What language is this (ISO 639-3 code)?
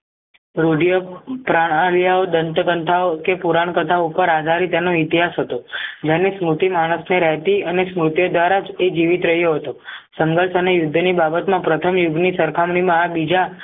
guj